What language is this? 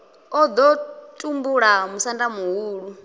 Venda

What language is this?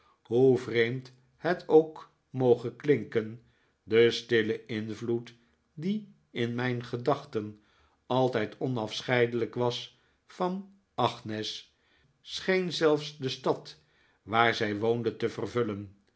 Dutch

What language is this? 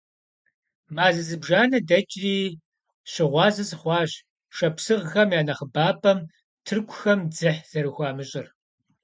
Kabardian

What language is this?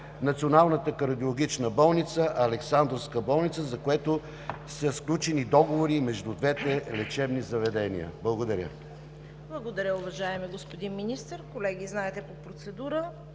Bulgarian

